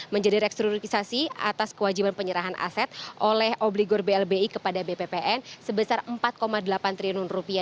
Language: Indonesian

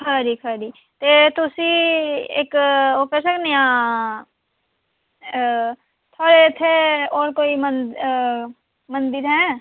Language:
Dogri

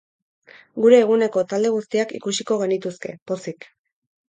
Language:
Basque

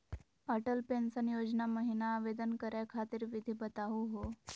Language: Magahi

